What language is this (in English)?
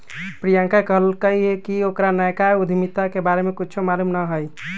Magahi